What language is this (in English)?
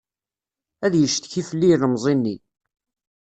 Kabyle